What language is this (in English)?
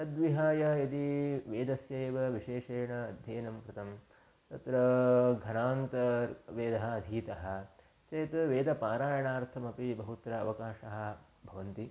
Sanskrit